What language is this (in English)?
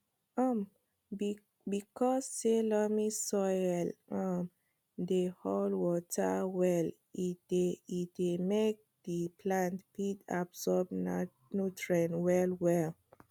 Nigerian Pidgin